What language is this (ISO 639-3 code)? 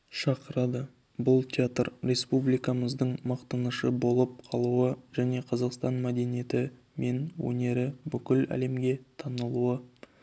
kaz